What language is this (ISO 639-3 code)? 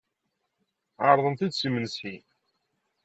kab